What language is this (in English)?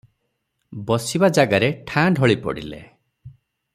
Odia